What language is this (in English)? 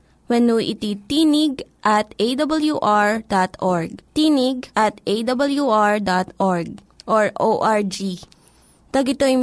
Filipino